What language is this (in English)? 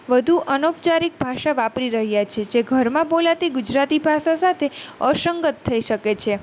Gujarati